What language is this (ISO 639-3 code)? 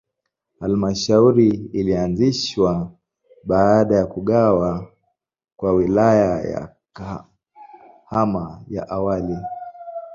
swa